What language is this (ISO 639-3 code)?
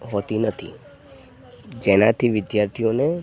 guj